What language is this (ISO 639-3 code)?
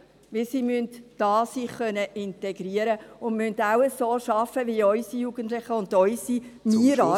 gsw